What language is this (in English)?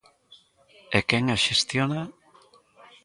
Galician